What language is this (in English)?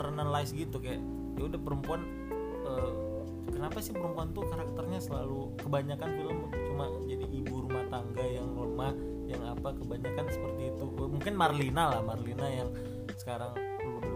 Indonesian